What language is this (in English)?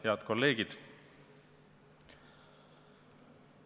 Estonian